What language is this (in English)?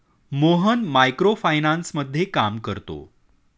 Marathi